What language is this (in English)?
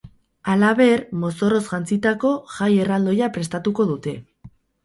Basque